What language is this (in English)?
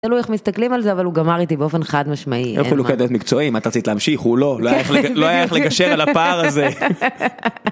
Hebrew